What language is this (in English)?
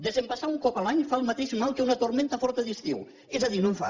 Catalan